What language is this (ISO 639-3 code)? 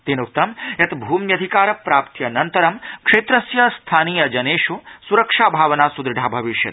san